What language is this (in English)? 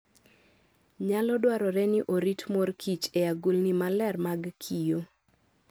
Luo (Kenya and Tanzania)